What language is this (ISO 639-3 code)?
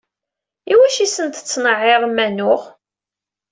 kab